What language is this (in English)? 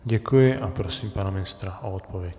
Czech